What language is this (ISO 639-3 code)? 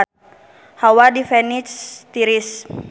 sun